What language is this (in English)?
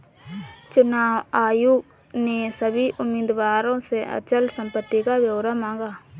Hindi